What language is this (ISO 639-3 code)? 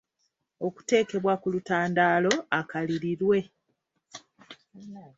lug